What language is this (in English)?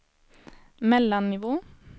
Swedish